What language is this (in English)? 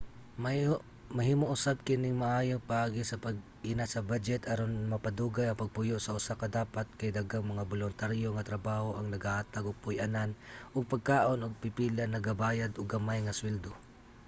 Cebuano